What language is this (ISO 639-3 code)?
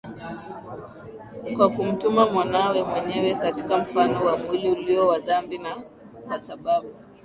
swa